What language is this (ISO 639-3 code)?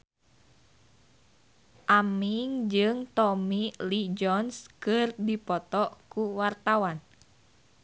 sun